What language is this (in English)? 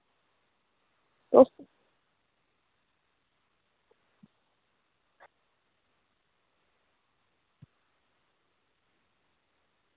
Dogri